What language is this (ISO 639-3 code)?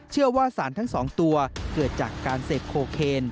tha